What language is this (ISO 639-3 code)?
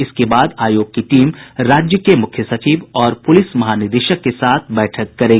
hin